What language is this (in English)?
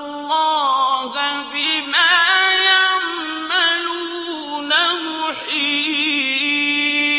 Arabic